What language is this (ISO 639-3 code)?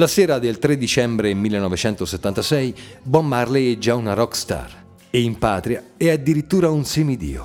ita